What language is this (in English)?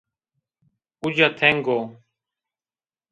Zaza